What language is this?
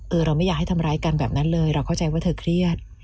Thai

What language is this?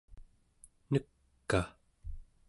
Central Yupik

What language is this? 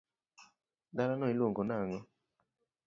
Luo (Kenya and Tanzania)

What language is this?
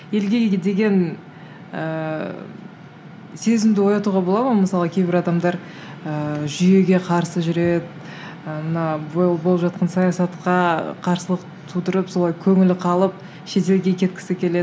Kazakh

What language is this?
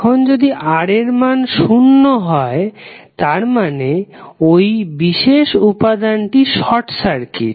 Bangla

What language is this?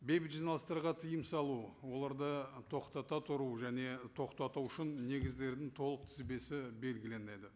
Kazakh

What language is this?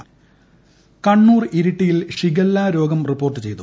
Malayalam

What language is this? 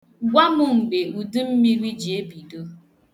Igbo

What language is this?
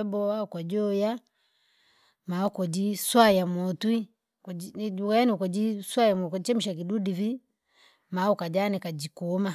Langi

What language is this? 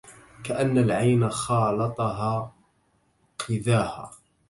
Arabic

